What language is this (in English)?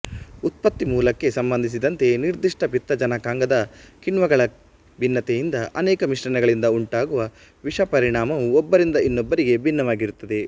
Kannada